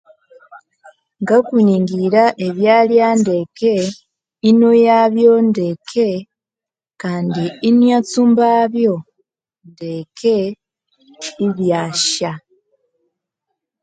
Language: Konzo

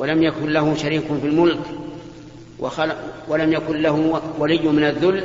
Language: Arabic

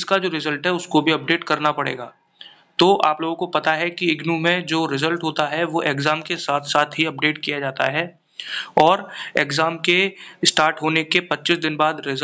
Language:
Hindi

